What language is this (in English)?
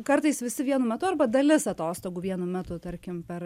Lithuanian